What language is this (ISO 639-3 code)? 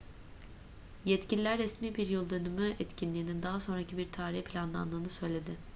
tur